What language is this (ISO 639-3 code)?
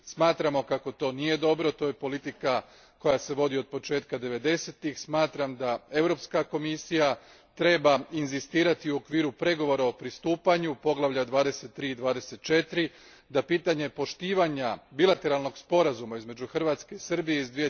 hrv